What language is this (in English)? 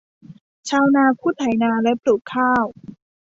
Thai